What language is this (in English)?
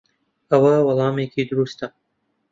Central Kurdish